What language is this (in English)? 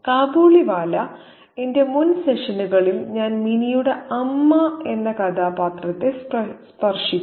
Malayalam